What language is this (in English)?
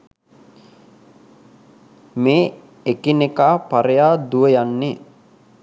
Sinhala